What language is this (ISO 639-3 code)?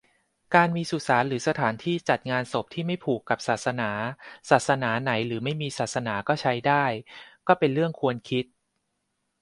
tha